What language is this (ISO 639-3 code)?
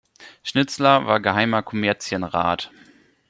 deu